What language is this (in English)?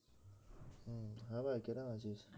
Bangla